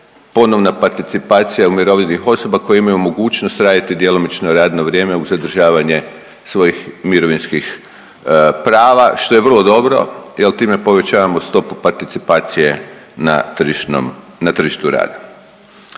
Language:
Croatian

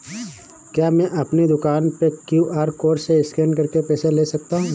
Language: Hindi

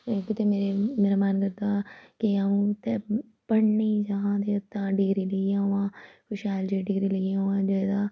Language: Dogri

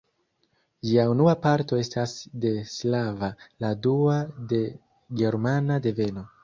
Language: Esperanto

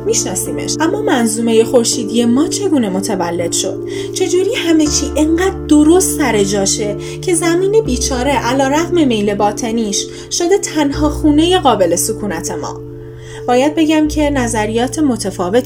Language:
Persian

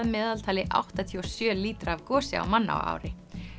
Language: Icelandic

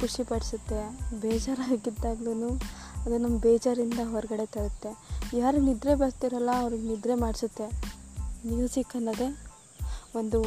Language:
Kannada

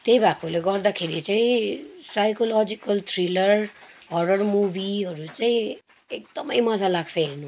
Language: Nepali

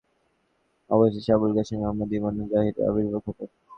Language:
Bangla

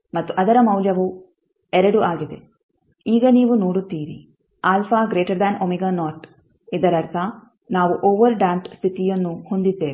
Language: Kannada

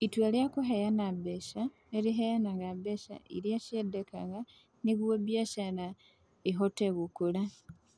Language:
Kikuyu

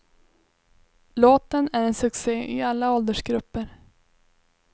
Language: Swedish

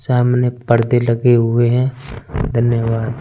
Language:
Hindi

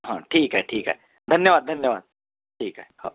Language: Marathi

